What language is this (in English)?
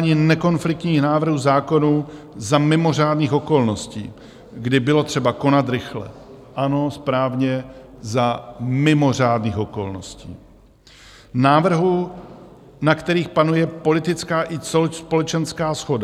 Czech